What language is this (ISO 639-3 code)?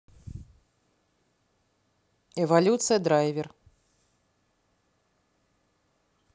rus